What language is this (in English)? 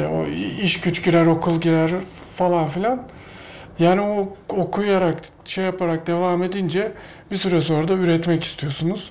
Turkish